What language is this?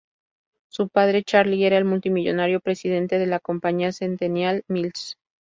Spanish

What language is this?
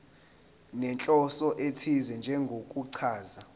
Zulu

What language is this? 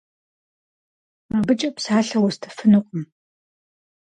Kabardian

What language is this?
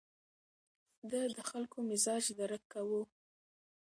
Pashto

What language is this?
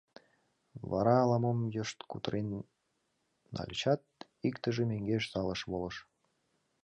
Mari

